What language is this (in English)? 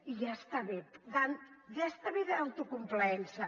Catalan